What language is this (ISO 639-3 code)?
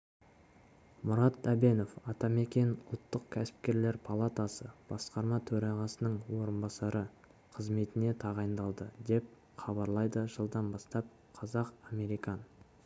kaz